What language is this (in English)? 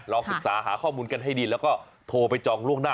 Thai